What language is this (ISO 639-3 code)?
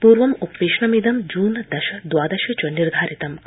san